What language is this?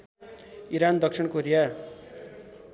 Nepali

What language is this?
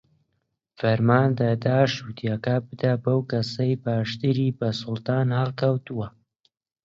Central Kurdish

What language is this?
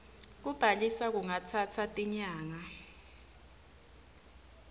Swati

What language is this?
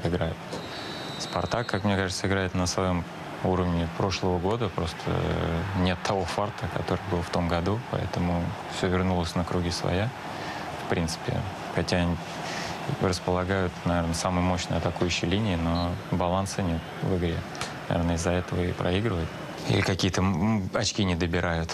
Russian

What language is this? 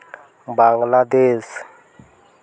Santali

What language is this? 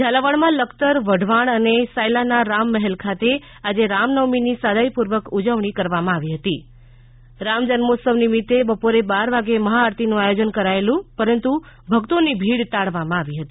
Gujarati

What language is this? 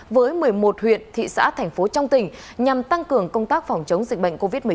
Vietnamese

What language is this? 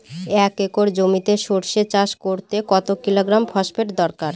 Bangla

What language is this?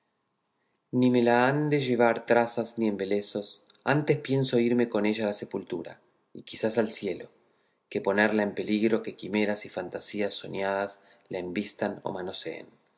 Spanish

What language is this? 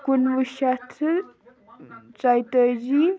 Kashmiri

